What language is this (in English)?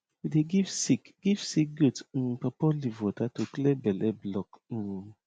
Nigerian Pidgin